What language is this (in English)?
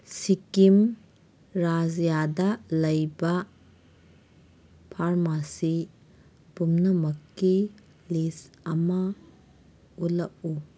Manipuri